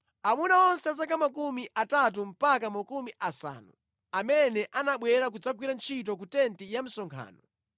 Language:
Nyanja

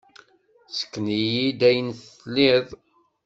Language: Kabyle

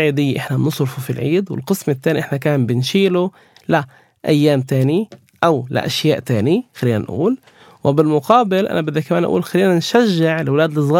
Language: Arabic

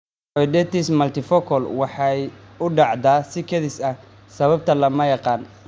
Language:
Somali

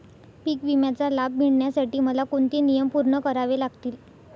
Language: Marathi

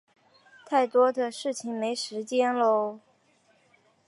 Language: Chinese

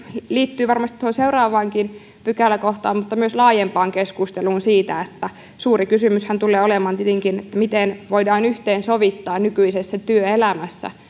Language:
Finnish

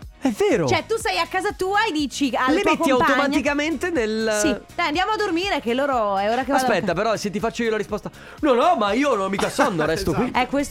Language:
Italian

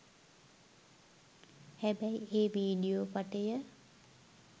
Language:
Sinhala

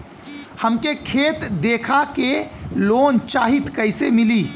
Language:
Bhojpuri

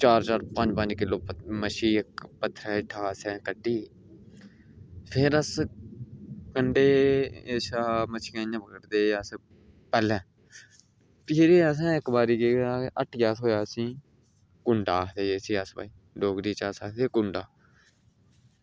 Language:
Dogri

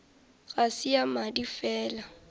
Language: Northern Sotho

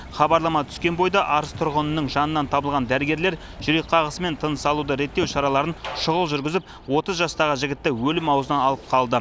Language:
Kazakh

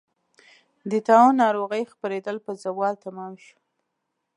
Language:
Pashto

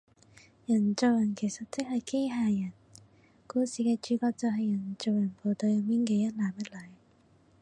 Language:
Cantonese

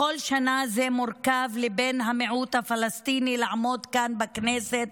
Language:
Hebrew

